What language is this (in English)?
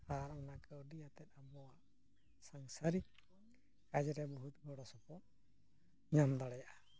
Santali